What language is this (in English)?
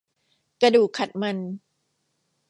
Thai